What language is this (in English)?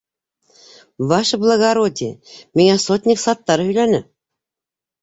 Bashkir